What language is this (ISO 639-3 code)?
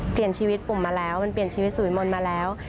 tha